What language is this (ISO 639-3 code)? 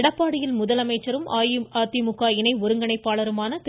tam